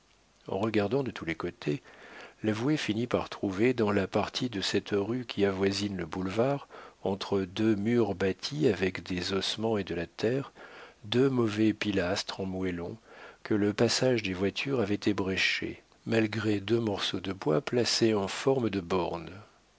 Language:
French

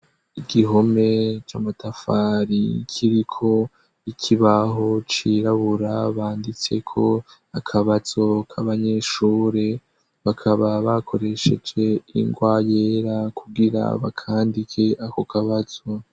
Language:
Rundi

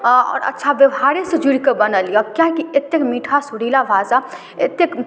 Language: Maithili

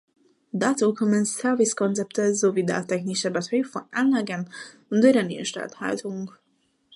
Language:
German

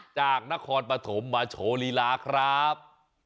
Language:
Thai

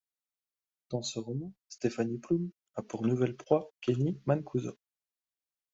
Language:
French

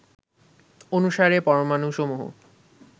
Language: Bangla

